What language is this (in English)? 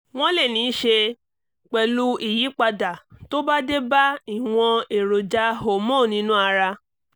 Yoruba